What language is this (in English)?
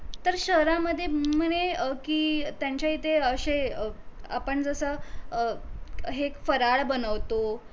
Marathi